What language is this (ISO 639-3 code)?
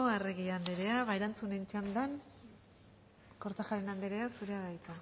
eus